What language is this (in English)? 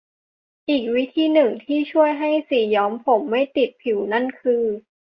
Thai